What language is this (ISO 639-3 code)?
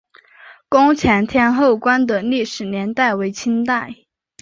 zho